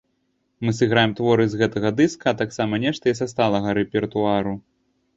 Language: Belarusian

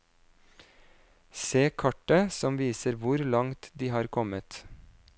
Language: Norwegian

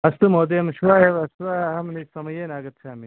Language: Sanskrit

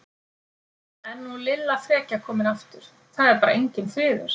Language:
Icelandic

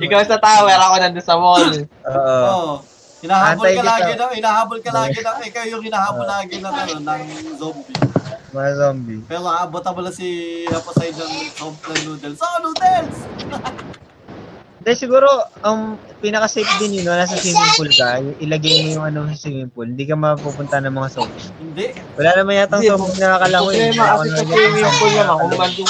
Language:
Filipino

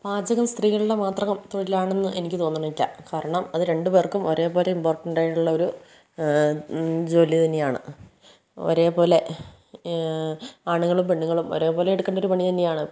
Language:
Malayalam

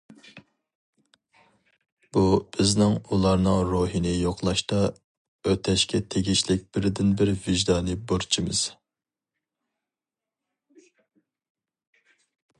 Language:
Uyghur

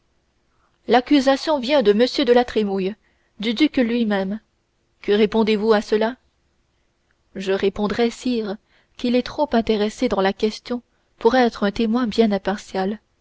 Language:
French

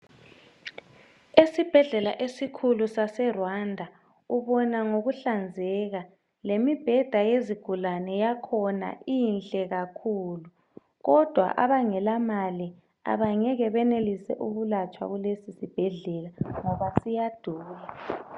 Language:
North Ndebele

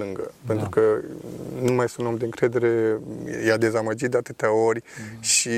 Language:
Romanian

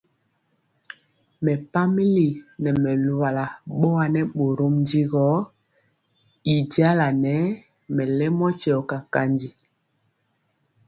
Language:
Mpiemo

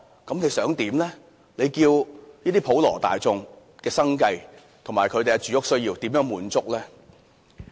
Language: Cantonese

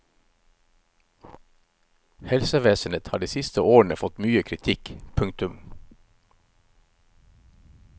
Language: Norwegian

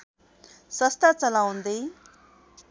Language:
Nepali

